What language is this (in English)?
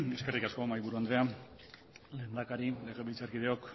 Basque